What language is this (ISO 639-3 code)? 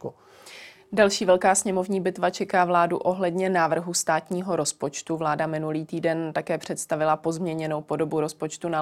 ces